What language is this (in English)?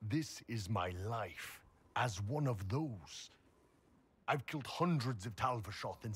Polish